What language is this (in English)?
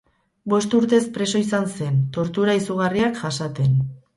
Basque